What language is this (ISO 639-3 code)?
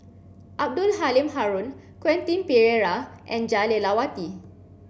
eng